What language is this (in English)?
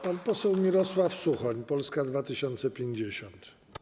Polish